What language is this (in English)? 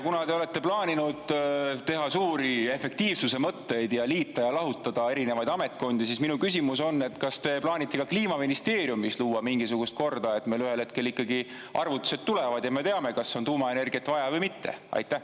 Estonian